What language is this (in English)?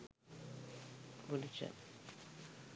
Sinhala